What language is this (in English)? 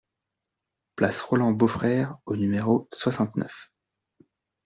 French